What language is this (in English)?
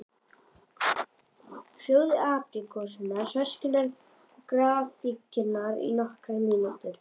Icelandic